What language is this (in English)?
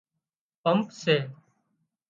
Wadiyara Koli